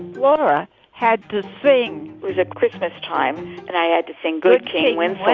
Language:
English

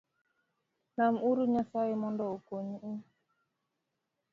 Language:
Luo (Kenya and Tanzania)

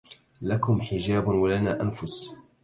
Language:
Arabic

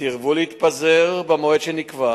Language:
Hebrew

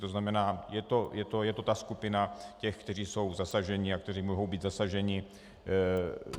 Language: Czech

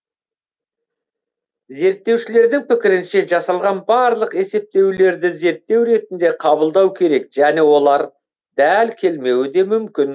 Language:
Kazakh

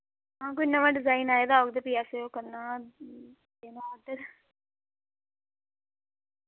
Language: Dogri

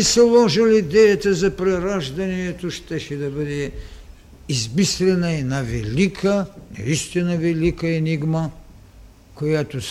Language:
Bulgarian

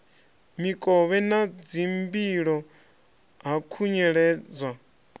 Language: Venda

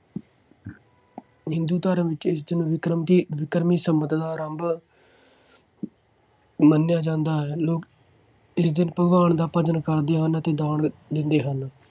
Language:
Punjabi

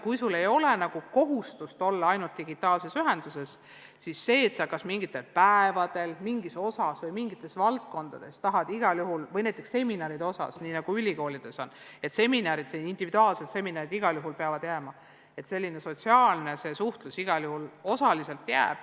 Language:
Estonian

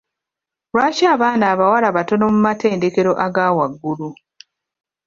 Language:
Ganda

